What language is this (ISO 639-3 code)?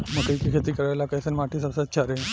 bho